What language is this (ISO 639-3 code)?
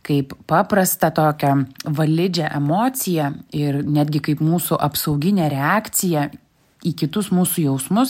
lit